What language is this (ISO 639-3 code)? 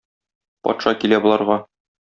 tat